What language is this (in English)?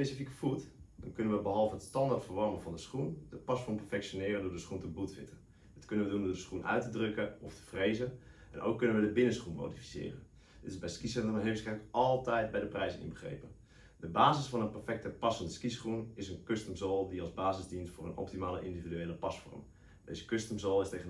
Dutch